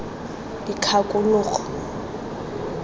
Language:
Tswana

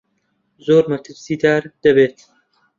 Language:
Central Kurdish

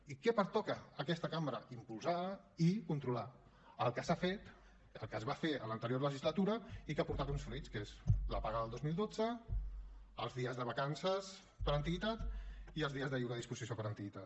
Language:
Catalan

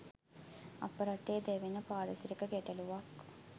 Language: Sinhala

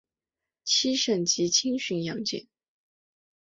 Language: Chinese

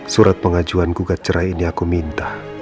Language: Indonesian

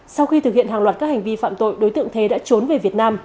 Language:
Vietnamese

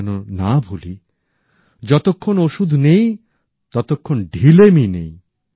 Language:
Bangla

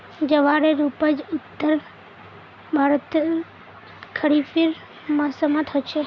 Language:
Magahi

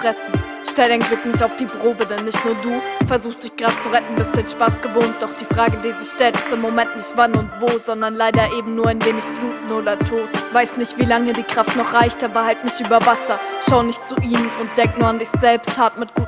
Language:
German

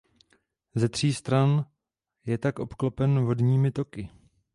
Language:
Czech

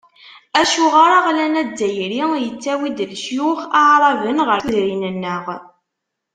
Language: Kabyle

